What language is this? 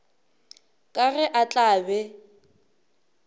Northern Sotho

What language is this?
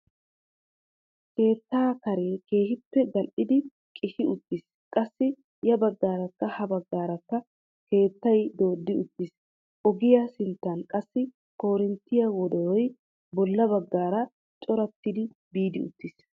Wolaytta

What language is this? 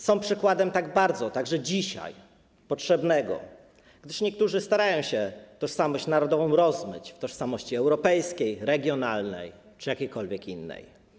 Polish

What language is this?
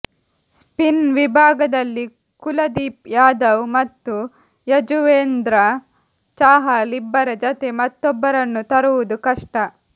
Kannada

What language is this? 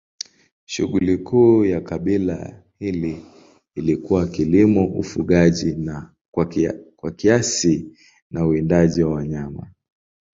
Swahili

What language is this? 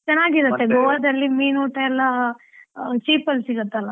Kannada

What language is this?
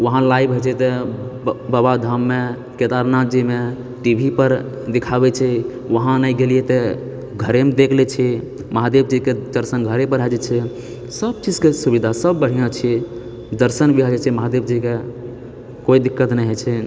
Maithili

